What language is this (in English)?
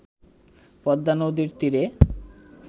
Bangla